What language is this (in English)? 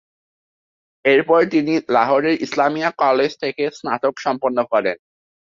Bangla